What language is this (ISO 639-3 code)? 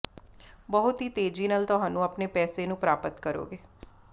pan